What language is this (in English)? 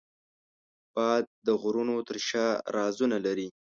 Pashto